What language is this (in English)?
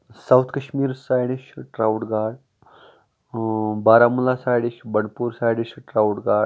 Kashmiri